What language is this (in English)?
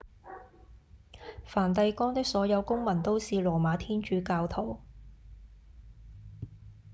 Cantonese